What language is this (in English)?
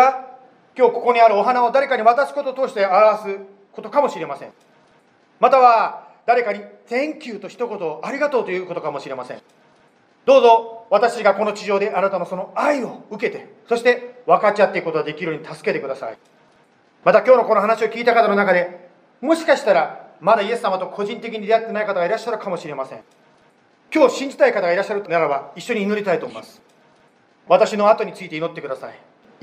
Japanese